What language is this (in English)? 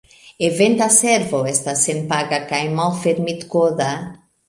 Esperanto